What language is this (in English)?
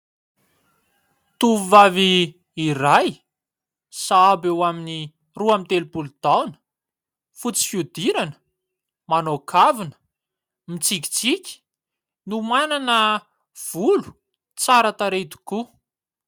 Malagasy